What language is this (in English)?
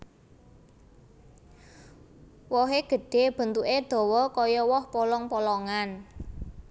Javanese